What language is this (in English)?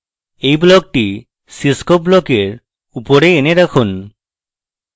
Bangla